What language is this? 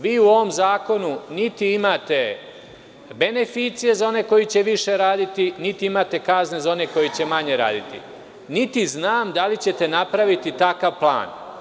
Serbian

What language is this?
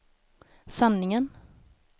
Swedish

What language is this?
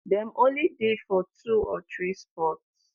Nigerian Pidgin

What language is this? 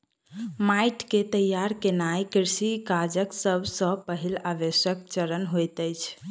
Maithili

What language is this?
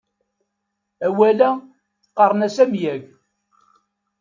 Kabyle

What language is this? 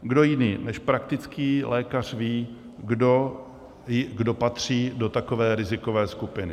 Czech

